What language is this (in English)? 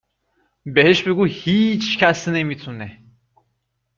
Persian